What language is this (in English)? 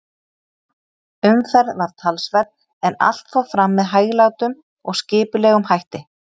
Icelandic